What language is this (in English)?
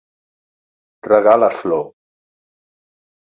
Catalan